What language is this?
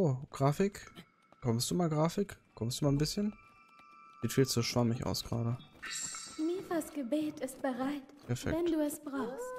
German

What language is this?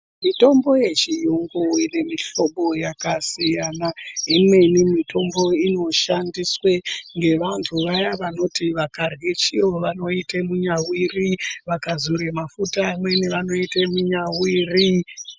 Ndau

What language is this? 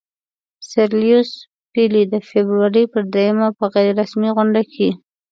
Pashto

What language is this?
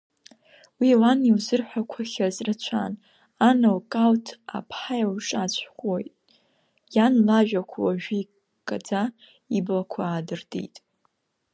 Abkhazian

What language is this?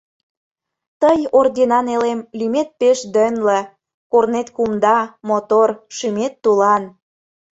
Mari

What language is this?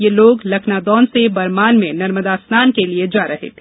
Hindi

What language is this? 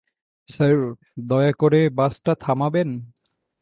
Bangla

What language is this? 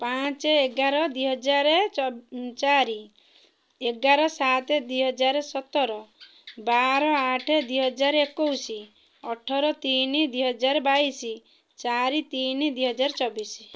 Odia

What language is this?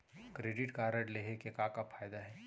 Chhattisgarhi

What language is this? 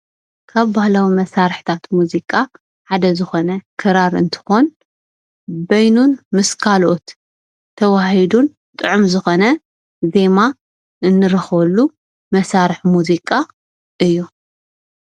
Tigrinya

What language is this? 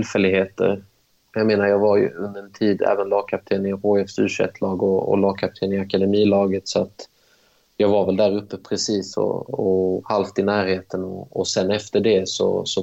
Swedish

